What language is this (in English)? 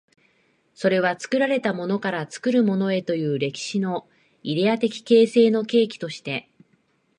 Japanese